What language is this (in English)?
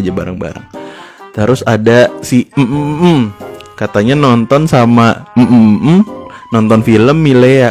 Indonesian